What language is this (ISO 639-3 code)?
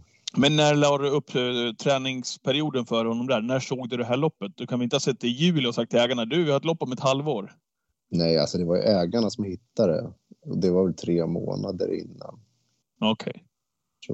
swe